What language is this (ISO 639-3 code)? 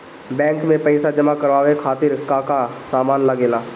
bho